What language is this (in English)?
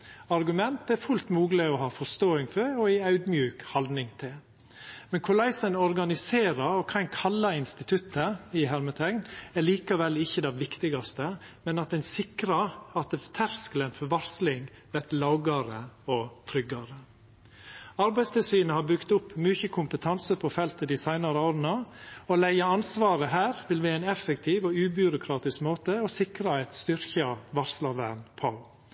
Norwegian Nynorsk